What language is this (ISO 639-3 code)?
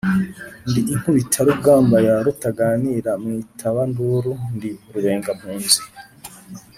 kin